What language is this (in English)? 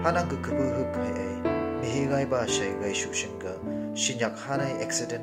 Hindi